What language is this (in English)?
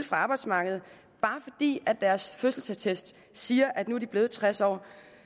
Danish